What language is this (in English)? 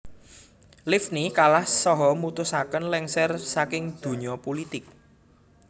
Javanese